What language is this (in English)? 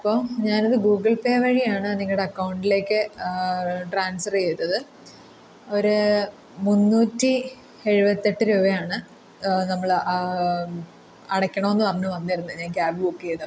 Malayalam